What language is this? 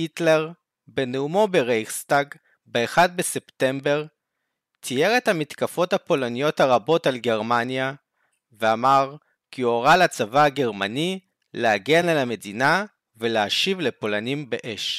Hebrew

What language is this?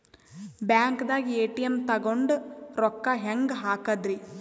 Kannada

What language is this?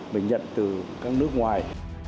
Vietnamese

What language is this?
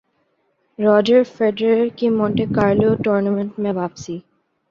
Urdu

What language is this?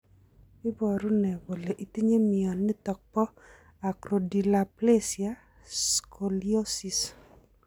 Kalenjin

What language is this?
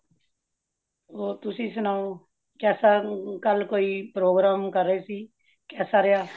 Punjabi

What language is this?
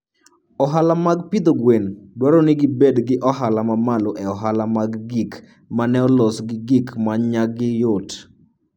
Luo (Kenya and Tanzania)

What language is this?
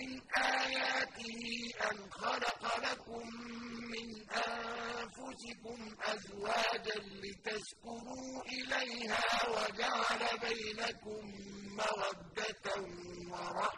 Arabic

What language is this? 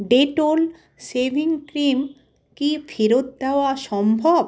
Bangla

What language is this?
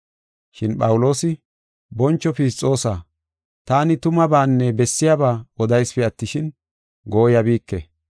Gofa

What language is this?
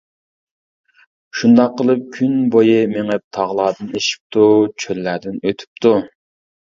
Uyghur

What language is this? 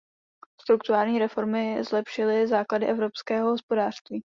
Czech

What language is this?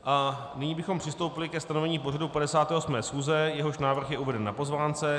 Czech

